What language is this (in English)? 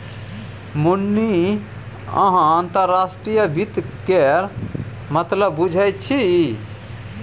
Maithili